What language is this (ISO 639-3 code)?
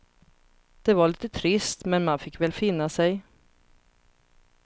swe